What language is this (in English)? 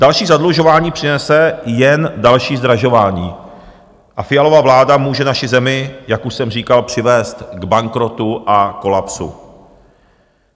Czech